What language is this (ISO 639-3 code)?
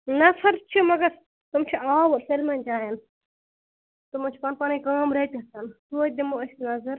kas